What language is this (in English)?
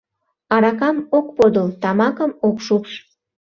Mari